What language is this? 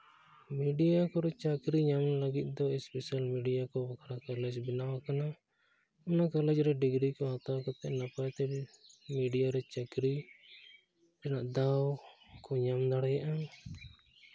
Santali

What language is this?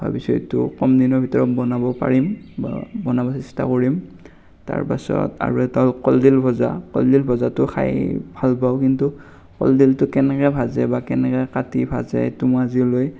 Assamese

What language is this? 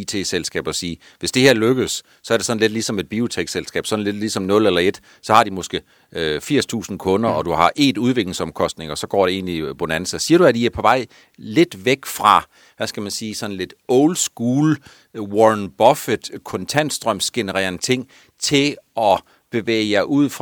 Danish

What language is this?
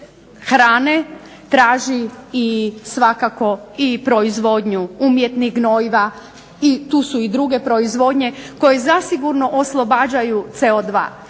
Croatian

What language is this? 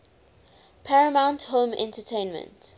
English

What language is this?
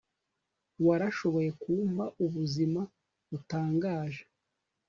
Kinyarwanda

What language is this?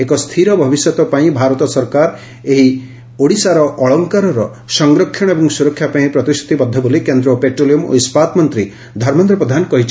Odia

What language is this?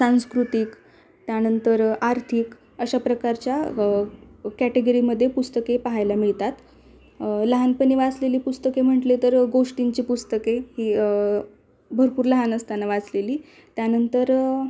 Marathi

